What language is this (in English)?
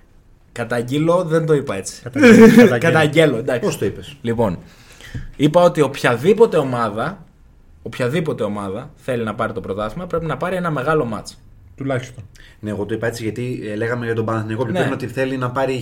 Greek